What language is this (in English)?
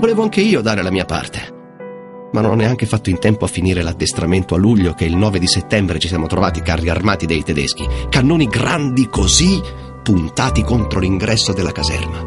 Italian